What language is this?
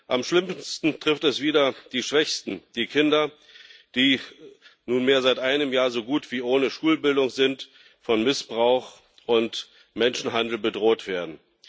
German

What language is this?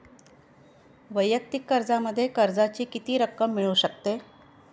Marathi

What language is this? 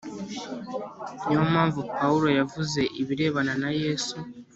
Kinyarwanda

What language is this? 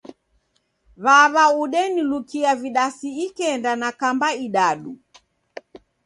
Taita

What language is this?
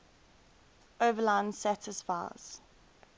English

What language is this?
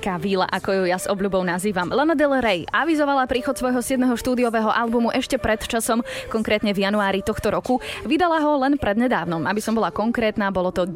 Slovak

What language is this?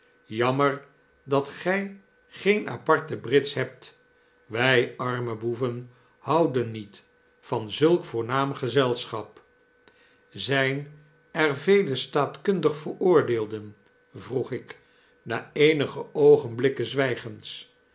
Dutch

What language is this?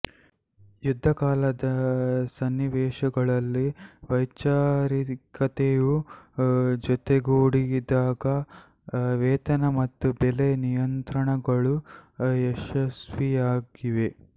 Kannada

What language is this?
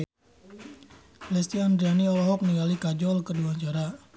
Sundanese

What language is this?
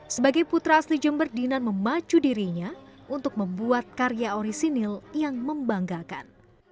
Indonesian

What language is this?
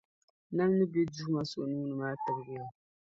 Dagbani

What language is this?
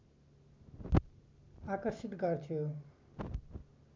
Nepali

